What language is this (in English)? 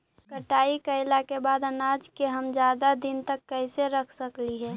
Magahi